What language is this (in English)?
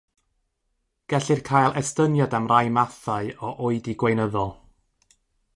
Welsh